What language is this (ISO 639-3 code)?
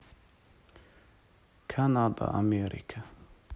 rus